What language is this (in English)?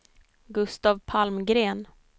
Swedish